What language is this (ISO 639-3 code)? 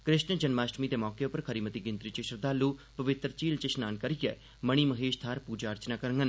doi